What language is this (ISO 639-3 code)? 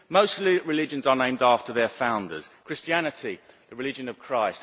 eng